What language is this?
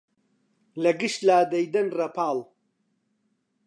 Central Kurdish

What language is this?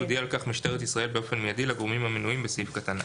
Hebrew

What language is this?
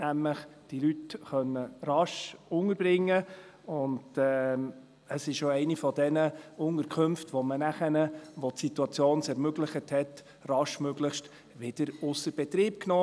Swiss German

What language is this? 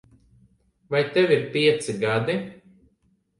Latvian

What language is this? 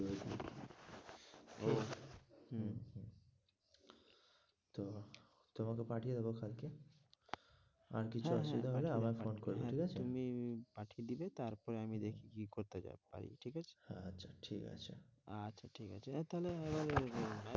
Bangla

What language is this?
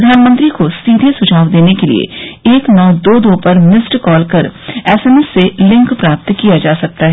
Hindi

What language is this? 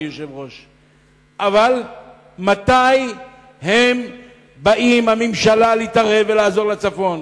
Hebrew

